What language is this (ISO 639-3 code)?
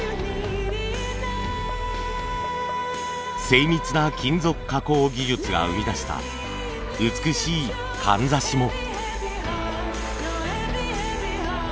jpn